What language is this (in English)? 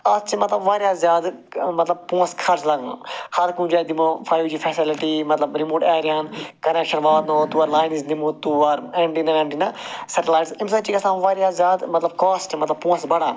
Kashmiri